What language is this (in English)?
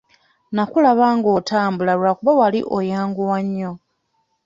Ganda